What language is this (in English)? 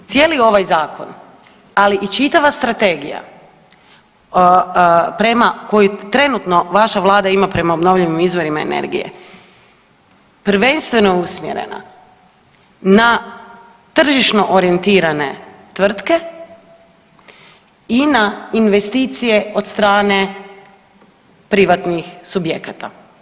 Croatian